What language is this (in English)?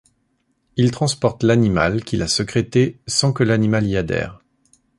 French